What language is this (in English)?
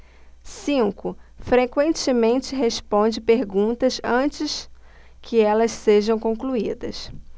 Portuguese